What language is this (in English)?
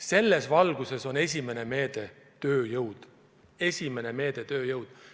Estonian